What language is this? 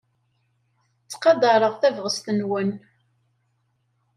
Kabyle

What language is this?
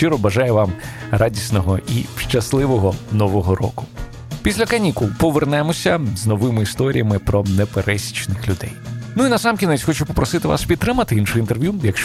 Ukrainian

